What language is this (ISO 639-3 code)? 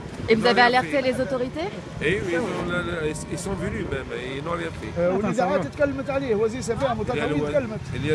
fra